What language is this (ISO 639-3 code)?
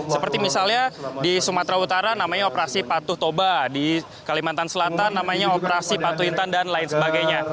ind